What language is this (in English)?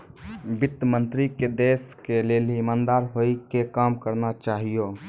Maithili